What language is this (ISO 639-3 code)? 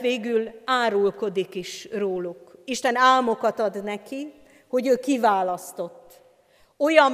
hun